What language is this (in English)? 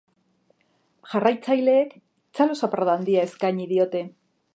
Basque